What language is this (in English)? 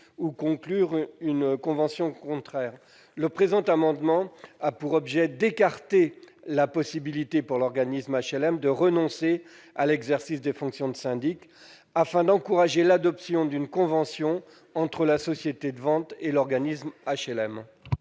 French